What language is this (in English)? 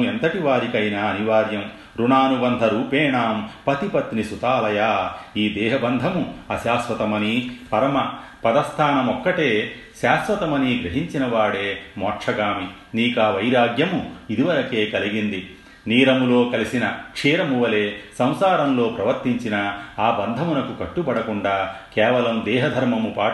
Telugu